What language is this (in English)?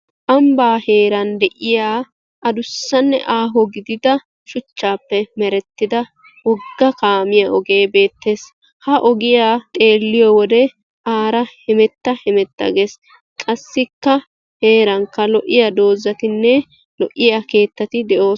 Wolaytta